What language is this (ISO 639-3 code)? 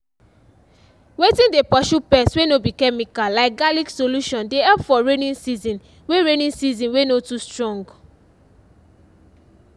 pcm